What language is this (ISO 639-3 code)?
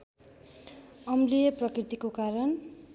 nep